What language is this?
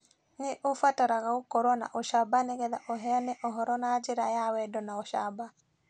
Kikuyu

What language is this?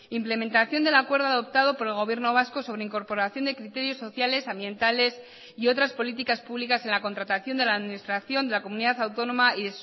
Spanish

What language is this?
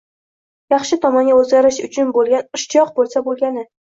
Uzbek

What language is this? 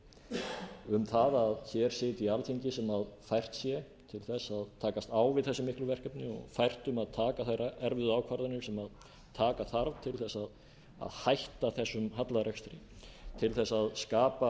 Icelandic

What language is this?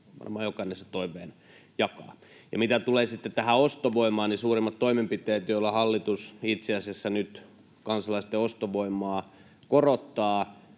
Finnish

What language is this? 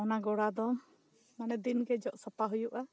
Santali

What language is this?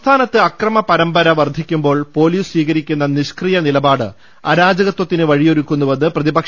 Malayalam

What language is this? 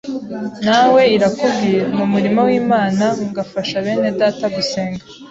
Kinyarwanda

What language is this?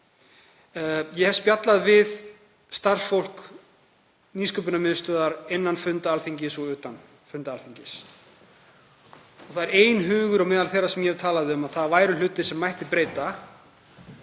Icelandic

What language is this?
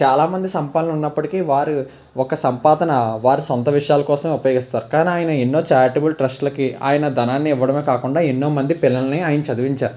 Telugu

